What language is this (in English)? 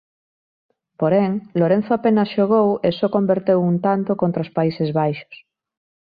Galician